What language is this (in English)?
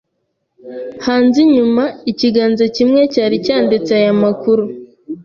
Kinyarwanda